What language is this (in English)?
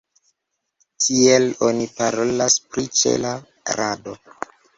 Esperanto